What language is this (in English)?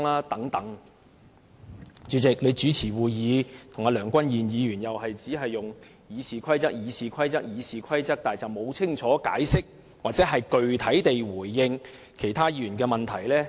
Cantonese